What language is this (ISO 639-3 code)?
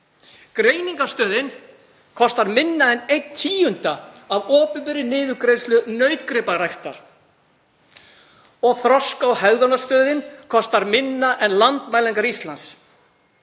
isl